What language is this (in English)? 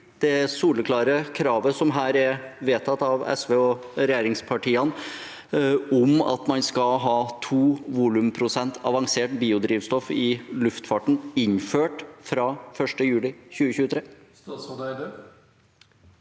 Norwegian